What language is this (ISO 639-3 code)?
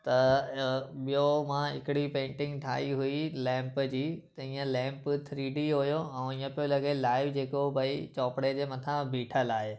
snd